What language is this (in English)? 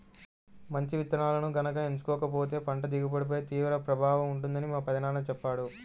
Telugu